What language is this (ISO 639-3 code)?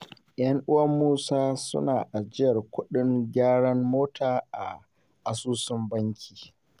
hau